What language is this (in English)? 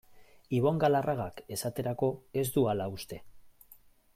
Basque